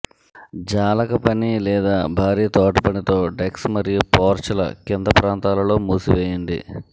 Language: Telugu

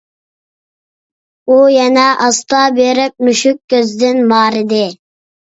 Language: Uyghur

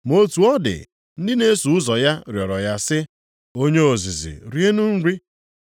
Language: Igbo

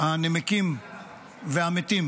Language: Hebrew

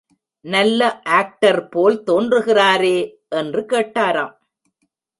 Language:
Tamil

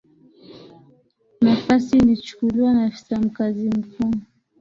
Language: Swahili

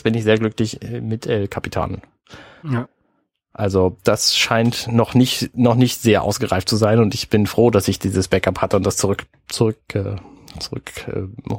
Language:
German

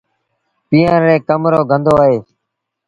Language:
Sindhi Bhil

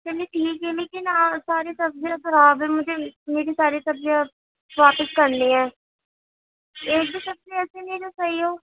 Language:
Urdu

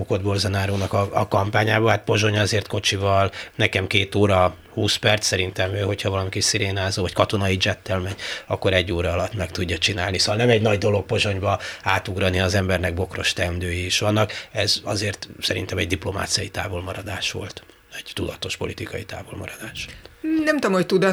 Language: Hungarian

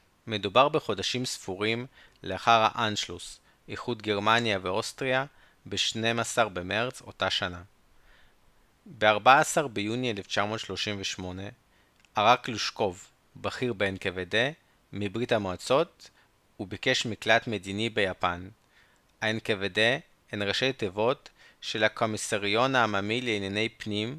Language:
Hebrew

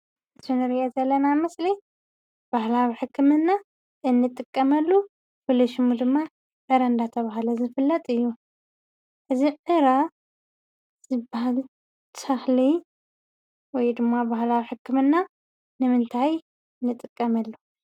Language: Tigrinya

